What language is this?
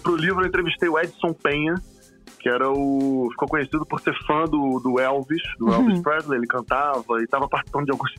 Portuguese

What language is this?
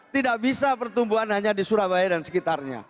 Indonesian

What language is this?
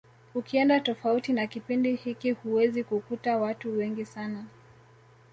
Swahili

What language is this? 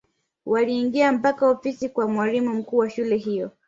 Swahili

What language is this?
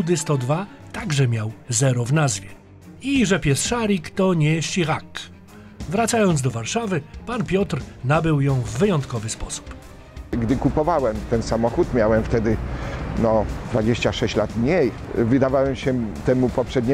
Polish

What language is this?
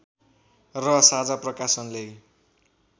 Nepali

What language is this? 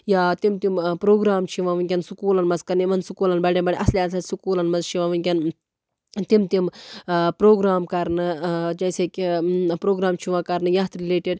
Kashmiri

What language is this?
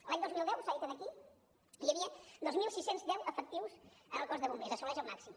Catalan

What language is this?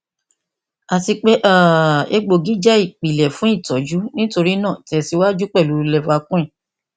Yoruba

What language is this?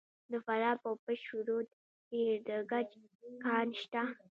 Pashto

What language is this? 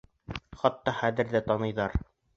Bashkir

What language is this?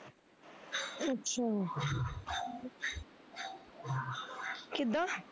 Punjabi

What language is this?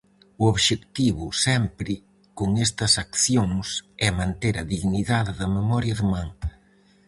Galician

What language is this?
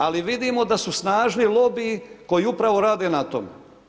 Croatian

